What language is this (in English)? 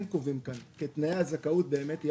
Hebrew